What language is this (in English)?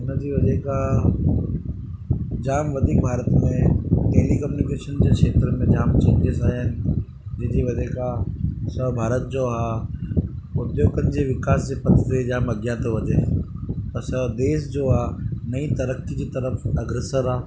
Sindhi